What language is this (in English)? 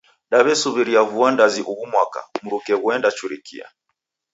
Taita